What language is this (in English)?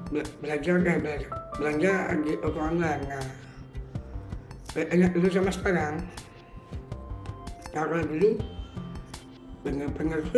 Indonesian